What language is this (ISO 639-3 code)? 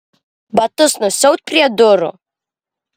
lit